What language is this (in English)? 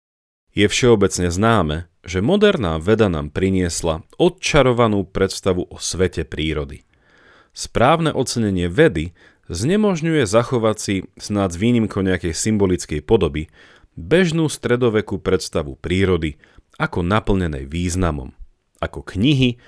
Slovak